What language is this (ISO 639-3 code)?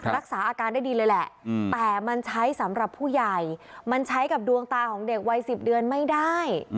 tha